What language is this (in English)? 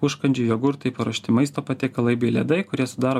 Lithuanian